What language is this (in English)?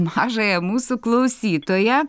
Lithuanian